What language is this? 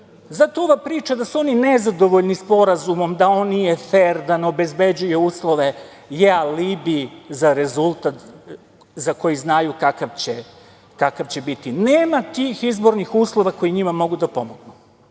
Serbian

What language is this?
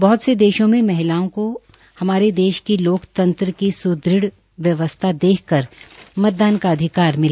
Hindi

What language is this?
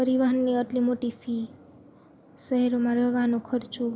Gujarati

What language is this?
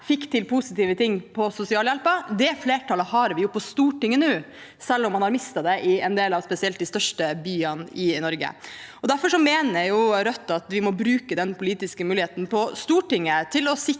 Norwegian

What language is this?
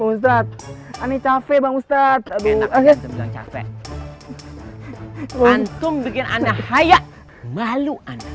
Indonesian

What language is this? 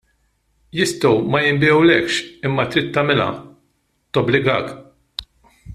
Maltese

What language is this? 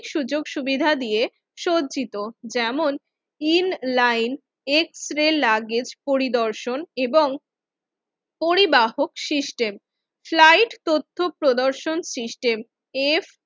Bangla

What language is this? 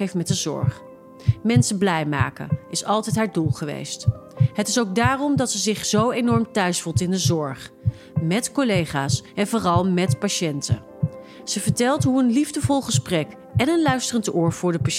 Dutch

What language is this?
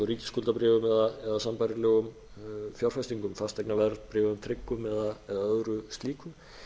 Icelandic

